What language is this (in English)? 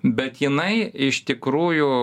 Lithuanian